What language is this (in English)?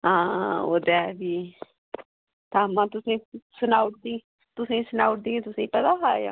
Dogri